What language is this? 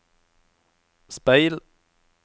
Norwegian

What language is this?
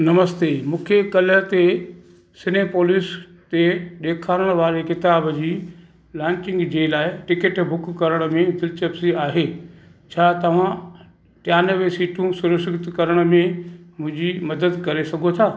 Sindhi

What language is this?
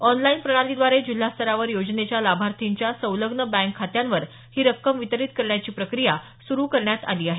Marathi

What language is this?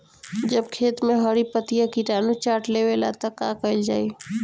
Bhojpuri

